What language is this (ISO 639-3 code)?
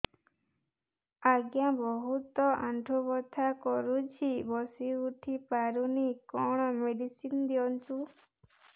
ori